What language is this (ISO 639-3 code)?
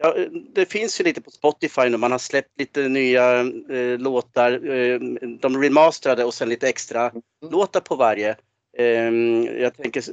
swe